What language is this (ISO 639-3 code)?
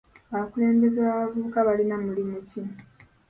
lug